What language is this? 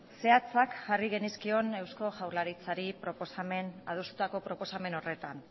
Basque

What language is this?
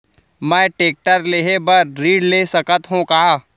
Chhattisgarhi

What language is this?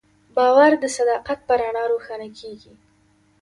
Pashto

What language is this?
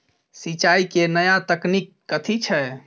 Maithili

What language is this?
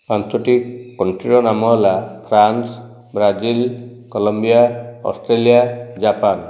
Odia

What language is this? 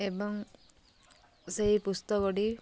Odia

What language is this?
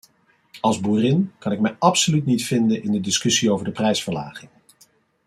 Dutch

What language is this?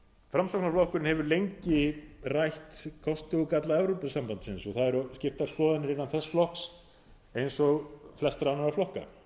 Icelandic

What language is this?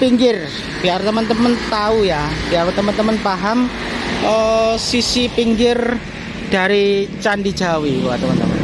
Indonesian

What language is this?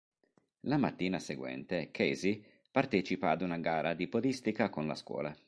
Italian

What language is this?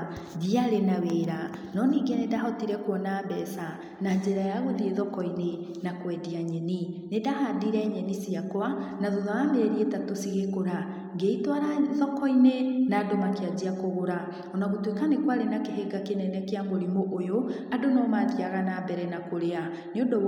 Kikuyu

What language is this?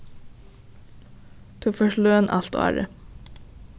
Faroese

